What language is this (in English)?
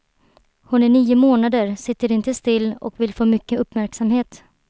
Swedish